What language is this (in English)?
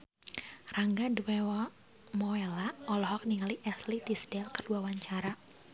Sundanese